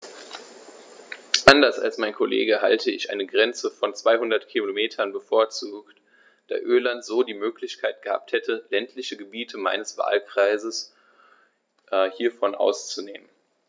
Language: German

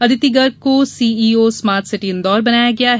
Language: Hindi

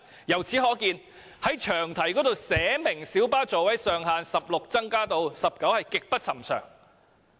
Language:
Cantonese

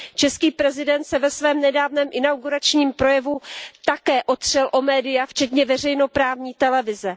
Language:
Czech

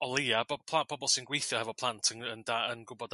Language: Welsh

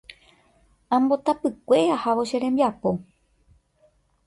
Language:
Guarani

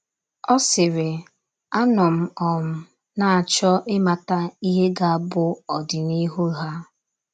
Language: Igbo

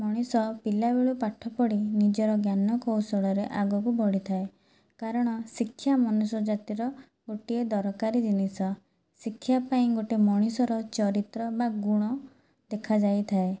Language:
Odia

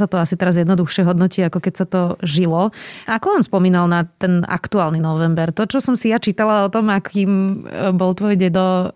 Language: Slovak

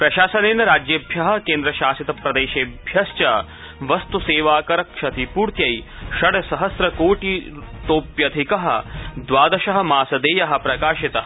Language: Sanskrit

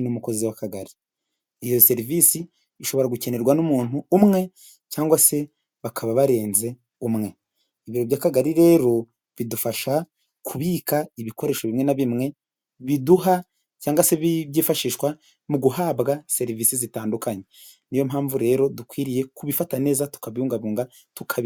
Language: Kinyarwanda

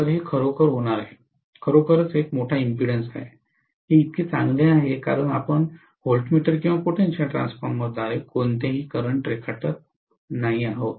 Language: Marathi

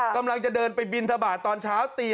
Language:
Thai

